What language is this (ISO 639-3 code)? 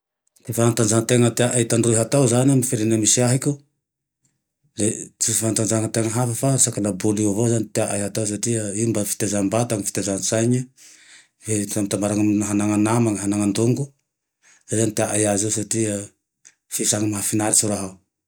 tdx